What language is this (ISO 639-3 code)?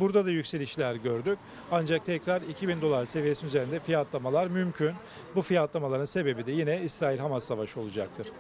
tur